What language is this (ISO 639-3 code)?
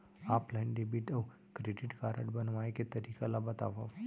hne